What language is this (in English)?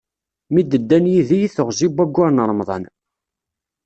Kabyle